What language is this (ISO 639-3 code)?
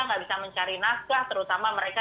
ind